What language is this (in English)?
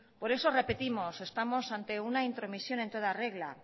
Spanish